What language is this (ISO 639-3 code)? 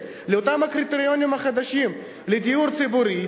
heb